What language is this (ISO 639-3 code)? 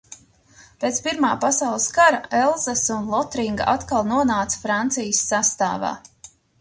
lav